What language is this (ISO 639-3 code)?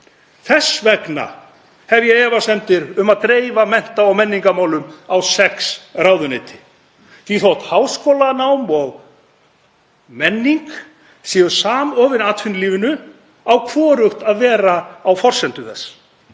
isl